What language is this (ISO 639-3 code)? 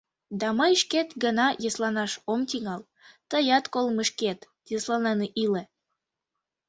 chm